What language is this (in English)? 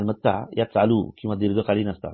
Marathi